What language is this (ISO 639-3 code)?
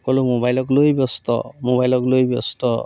asm